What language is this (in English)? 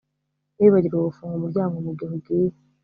Kinyarwanda